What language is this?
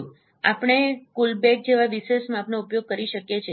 Gujarati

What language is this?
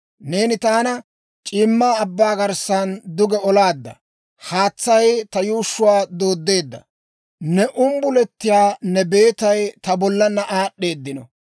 Dawro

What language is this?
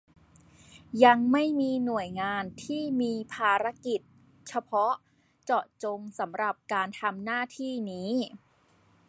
Thai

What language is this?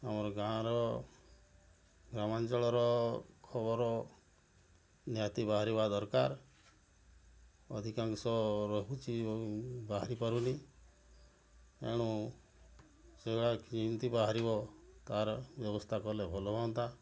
Odia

